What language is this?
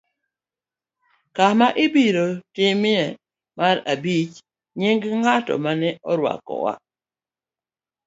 Luo (Kenya and Tanzania)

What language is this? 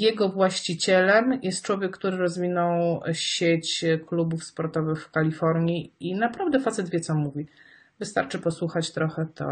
Polish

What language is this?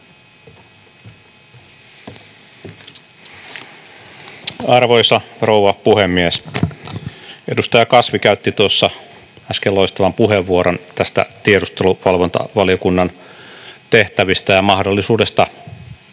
Finnish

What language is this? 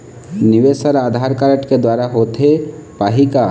Chhattisgarhi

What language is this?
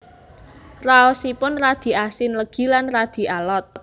Javanese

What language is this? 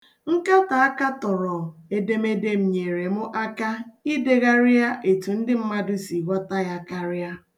Igbo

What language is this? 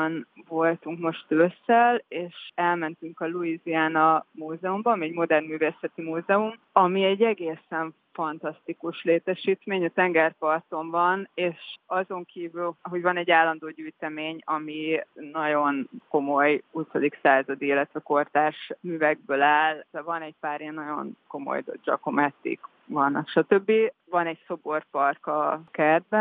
Hungarian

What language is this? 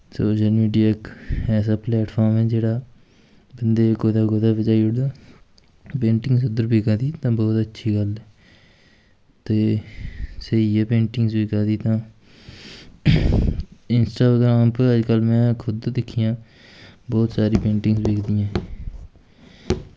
Dogri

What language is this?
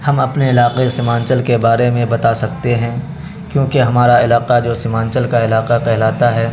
Urdu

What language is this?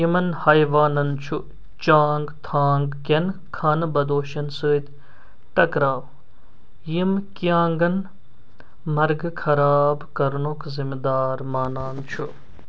Kashmiri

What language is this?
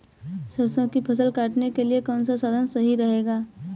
Hindi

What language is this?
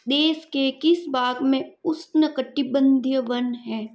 Hindi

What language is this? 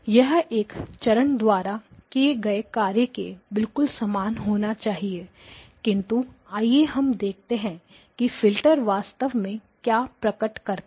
Hindi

